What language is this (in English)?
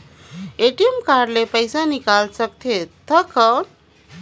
Chhattisgarhi